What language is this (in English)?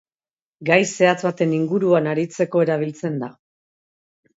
Basque